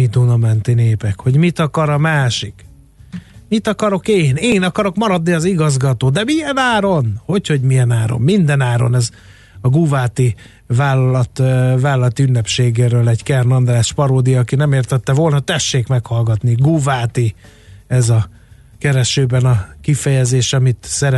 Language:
Hungarian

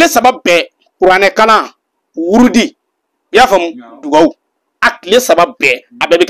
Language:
Arabic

